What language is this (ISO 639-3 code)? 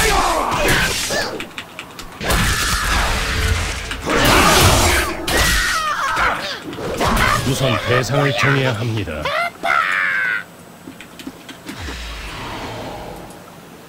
kor